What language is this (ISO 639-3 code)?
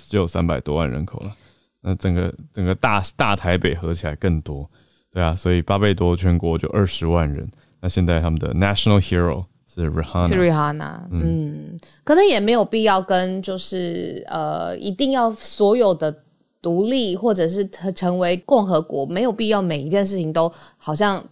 zho